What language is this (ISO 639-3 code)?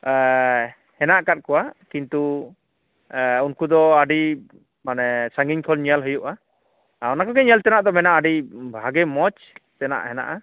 sat